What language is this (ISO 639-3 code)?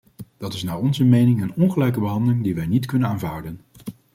nld